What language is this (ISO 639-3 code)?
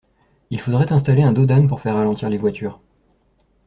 fra